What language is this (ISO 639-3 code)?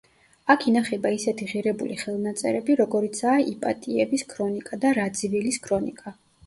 kat